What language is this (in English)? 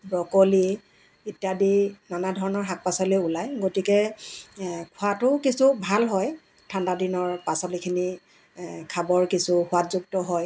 Assamese